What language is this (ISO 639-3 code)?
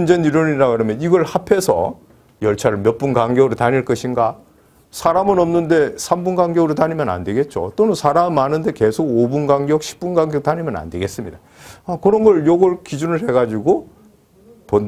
kor